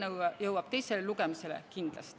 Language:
Estonian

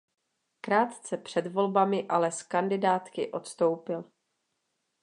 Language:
Czech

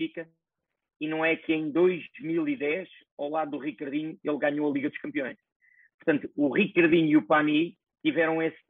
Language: Portuguese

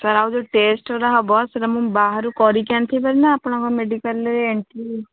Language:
Odia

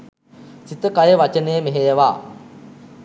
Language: Sinhala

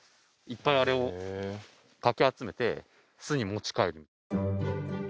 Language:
Japanese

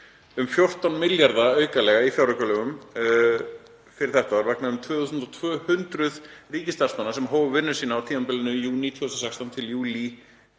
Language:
Icelandic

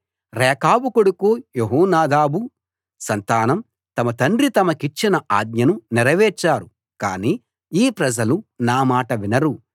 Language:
Telugu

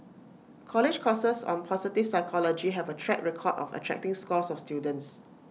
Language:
English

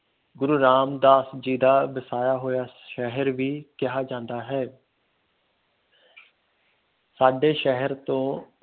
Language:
Punjabi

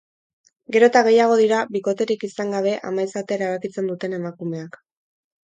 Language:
Basque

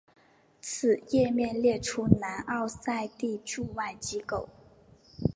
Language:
Chinese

